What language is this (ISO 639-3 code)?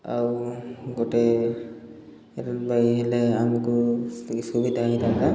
ori